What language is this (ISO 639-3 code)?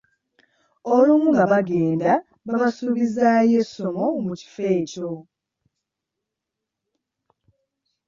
lug